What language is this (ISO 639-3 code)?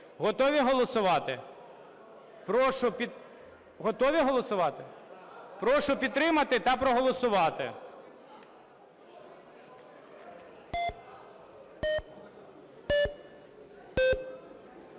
ukr